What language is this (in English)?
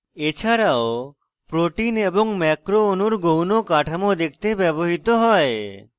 Bangla